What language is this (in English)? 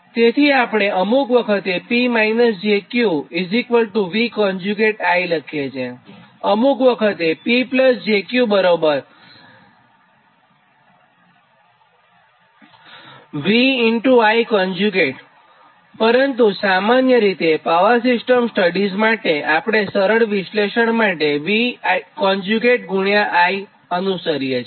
Gujarati